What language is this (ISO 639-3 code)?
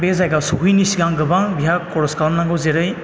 brx